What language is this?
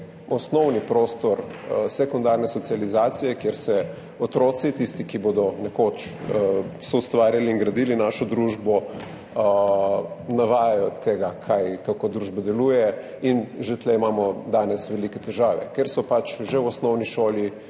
Slovenian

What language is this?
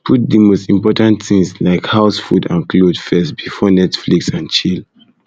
Nigerian Pidgin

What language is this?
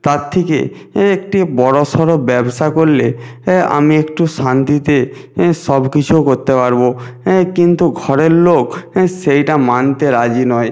Bangla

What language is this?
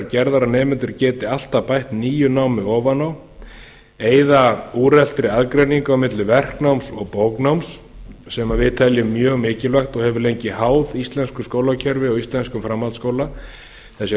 Icelandic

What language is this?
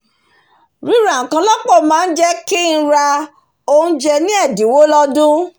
Yoruba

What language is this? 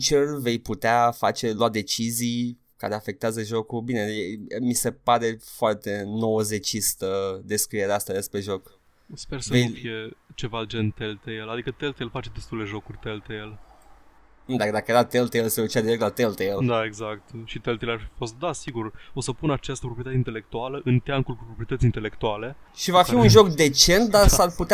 Romanian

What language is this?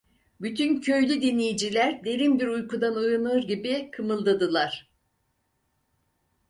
Turkish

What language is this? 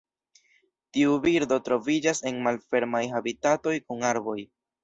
Esperanto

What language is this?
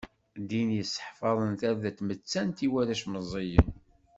Kabyle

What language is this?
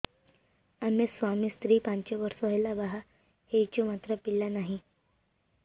Odia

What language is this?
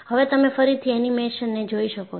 Gujarati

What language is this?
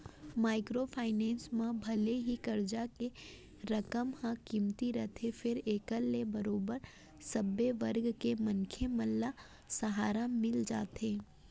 Chhattisgarhi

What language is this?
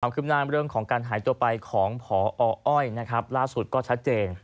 Thai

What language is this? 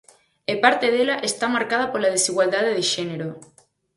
Galician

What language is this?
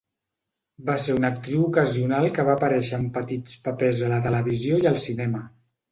Catalan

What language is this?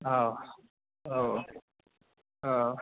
Bodo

